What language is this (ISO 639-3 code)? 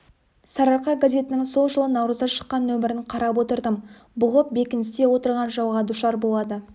kaz